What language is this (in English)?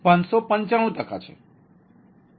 Gujarati